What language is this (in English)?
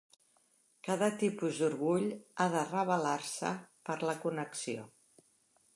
Catalan